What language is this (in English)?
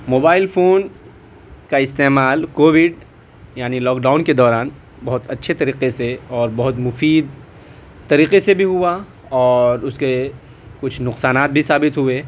Urdu